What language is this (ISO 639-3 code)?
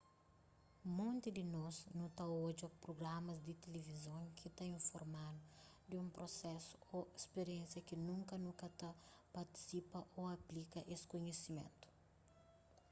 kea